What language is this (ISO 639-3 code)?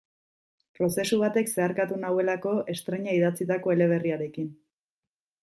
eus